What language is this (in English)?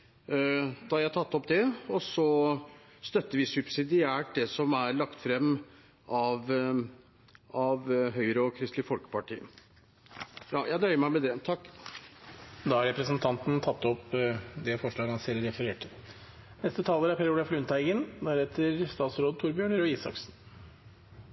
Norwegian